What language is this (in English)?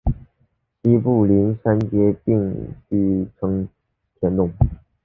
Chinese